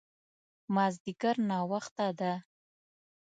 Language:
Pashto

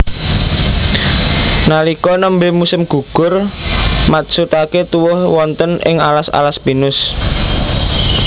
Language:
Javanese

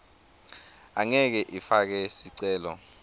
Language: Swati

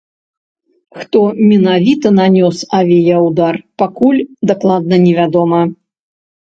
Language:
Belarusian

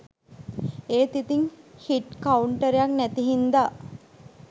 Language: Sinhala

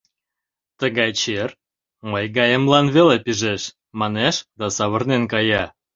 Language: Mari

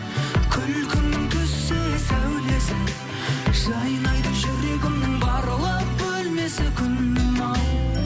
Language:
Kazakh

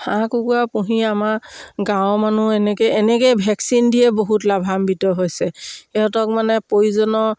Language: Assamese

